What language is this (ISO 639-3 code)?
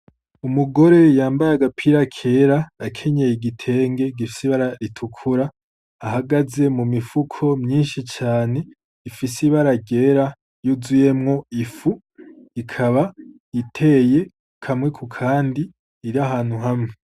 run